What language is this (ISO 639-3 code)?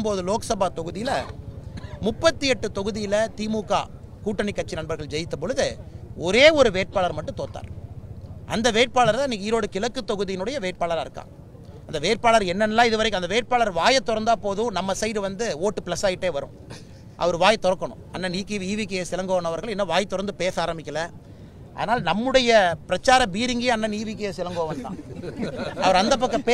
ron